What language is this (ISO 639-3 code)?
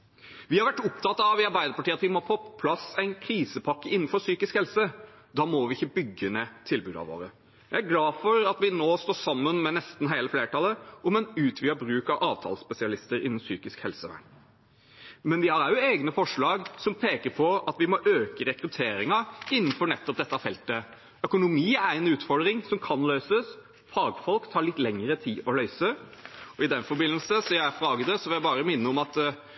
nob